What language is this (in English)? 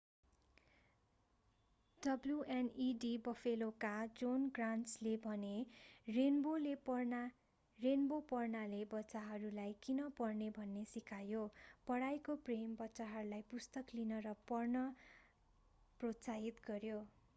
Nepali